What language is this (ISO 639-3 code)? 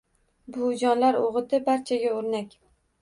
uzb